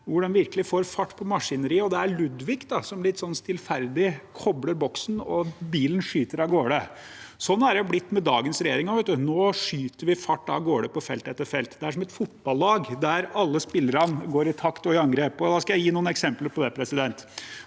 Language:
Norwegian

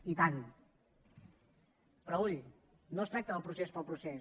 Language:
Catalan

